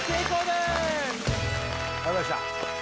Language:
Japanese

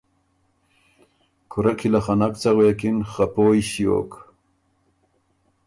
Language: Ormuri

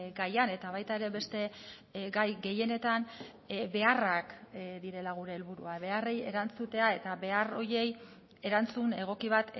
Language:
Basque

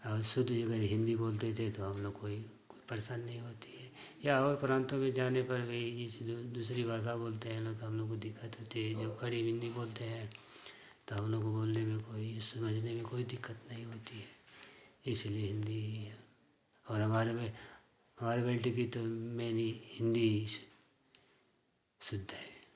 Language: Hindi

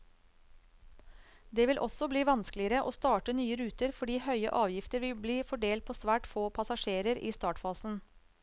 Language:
Norwegian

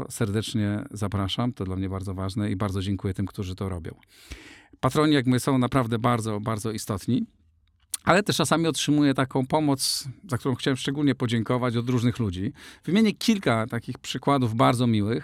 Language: Polish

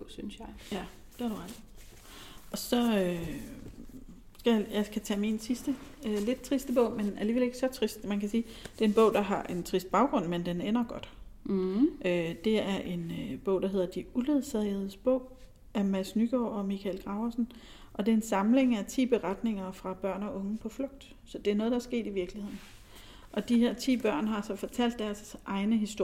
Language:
Danish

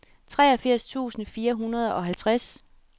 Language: Danish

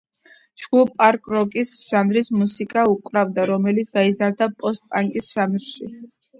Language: Georgian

